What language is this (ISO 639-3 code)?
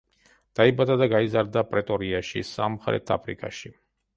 kat